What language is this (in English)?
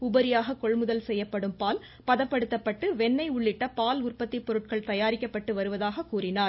Tamil